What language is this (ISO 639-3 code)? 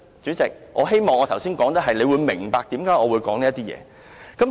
yue